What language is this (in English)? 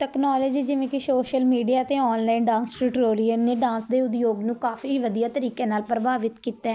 Punjabi